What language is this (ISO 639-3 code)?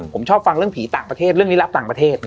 tha